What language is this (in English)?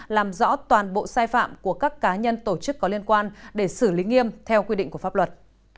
Vietnamese